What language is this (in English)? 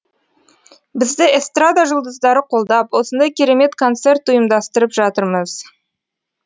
Kazakh